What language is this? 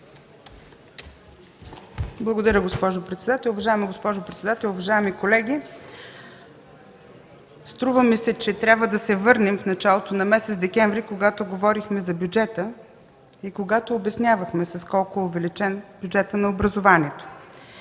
Bulgarian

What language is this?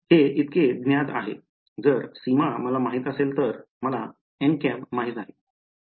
Marathi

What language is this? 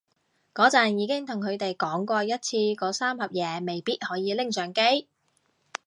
Cantonese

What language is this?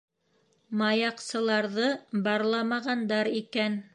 Bashkir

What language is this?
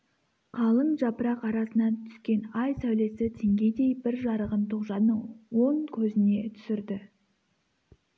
Kazakh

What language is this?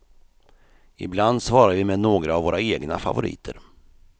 Swedish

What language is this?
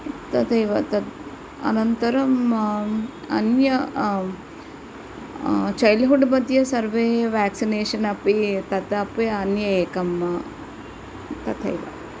Sanskrit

